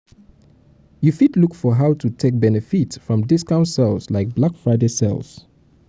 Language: Nigerian Pidgin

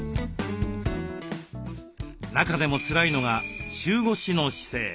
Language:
Japanese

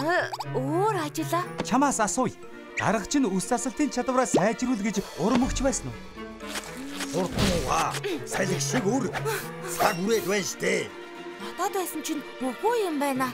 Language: Turkish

